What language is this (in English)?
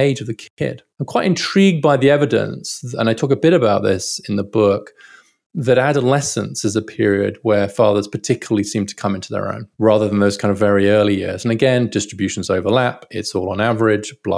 English